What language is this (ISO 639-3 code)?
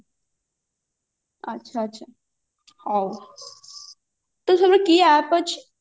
ori